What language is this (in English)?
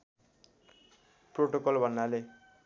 Nepali